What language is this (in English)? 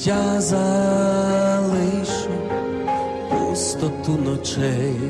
Ukrainian